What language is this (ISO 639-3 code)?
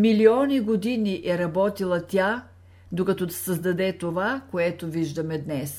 bul